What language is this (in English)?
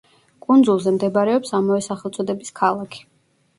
Georgian